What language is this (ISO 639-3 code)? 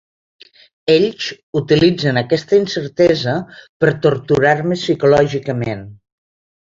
cat